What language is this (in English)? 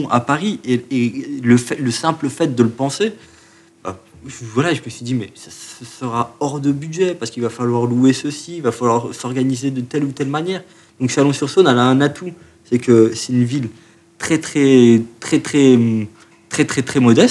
French